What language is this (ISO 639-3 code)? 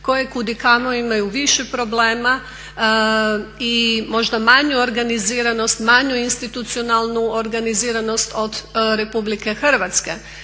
hrv